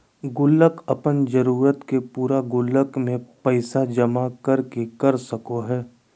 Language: Magahi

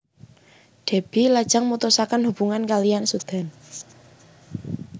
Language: Javanese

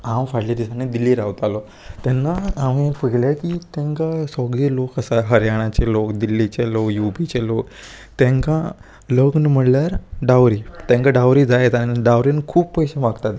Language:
Konkani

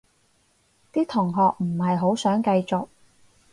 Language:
Cantonese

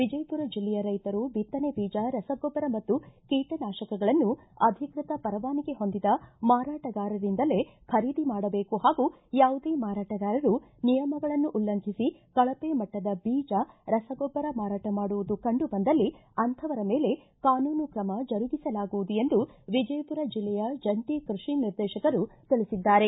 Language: Kannada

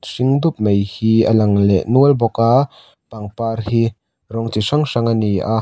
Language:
Mizo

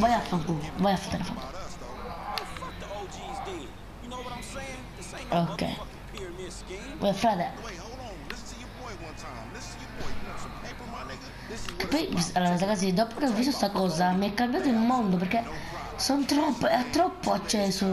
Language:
Italian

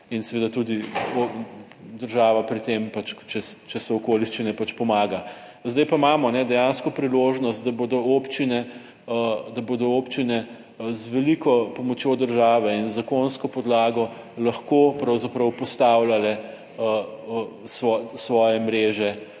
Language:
Slovenian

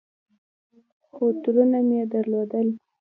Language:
Pashto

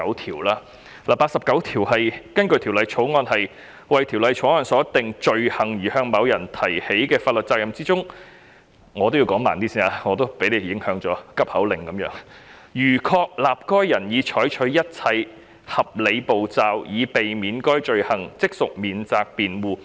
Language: Cantonese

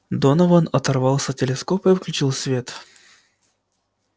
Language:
Russian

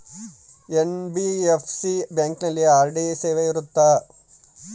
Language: Kannada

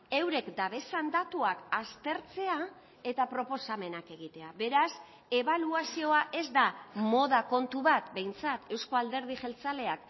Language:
Basque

